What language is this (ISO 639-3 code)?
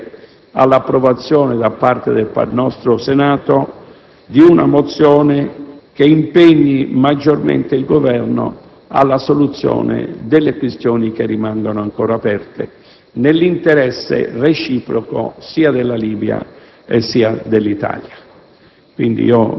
ita